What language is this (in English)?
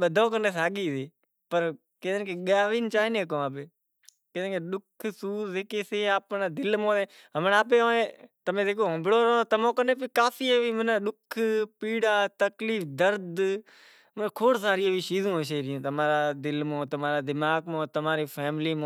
Kachi Koli